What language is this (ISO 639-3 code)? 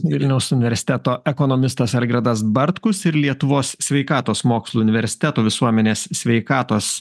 lit